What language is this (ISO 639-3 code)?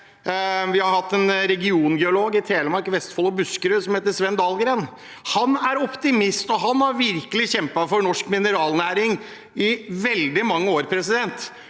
nor